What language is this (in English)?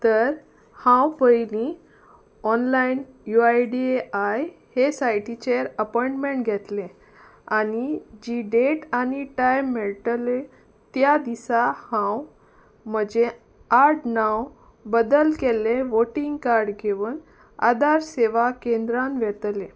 Konkani